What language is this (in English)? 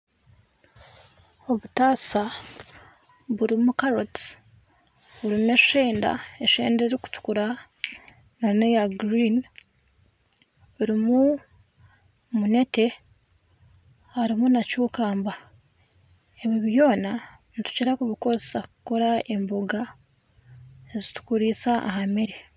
Nyankole